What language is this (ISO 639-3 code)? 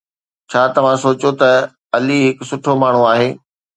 snd